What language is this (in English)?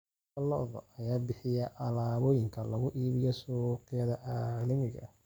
Somali